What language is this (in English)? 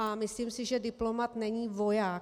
Czech